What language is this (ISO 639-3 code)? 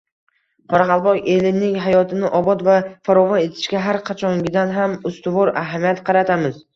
uzb